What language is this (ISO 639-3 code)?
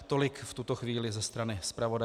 ces